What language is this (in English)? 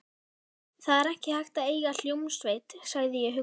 Icelandic